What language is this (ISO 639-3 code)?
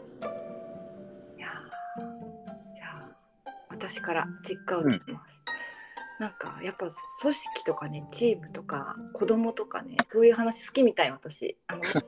jpn